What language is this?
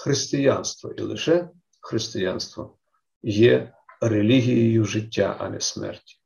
Ukrainian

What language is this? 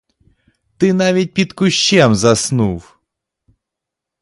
Ukrainian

